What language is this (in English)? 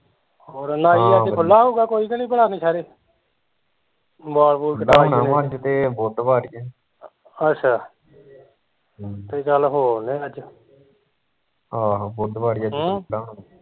Punjabi